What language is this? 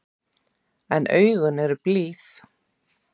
Icelandic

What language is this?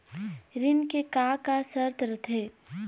Chhattisgarhi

